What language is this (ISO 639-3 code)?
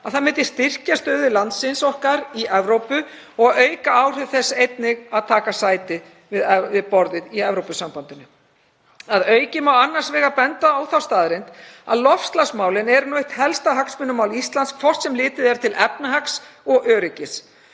isl